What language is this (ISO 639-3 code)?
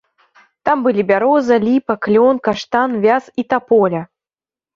bel